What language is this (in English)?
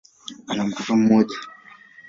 Swahili